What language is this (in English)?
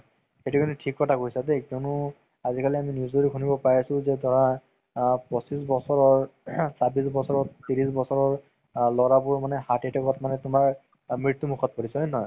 Assamese